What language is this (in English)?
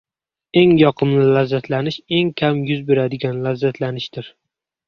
Uzbek